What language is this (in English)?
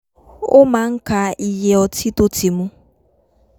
Yoruba